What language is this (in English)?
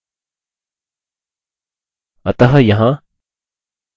Hindi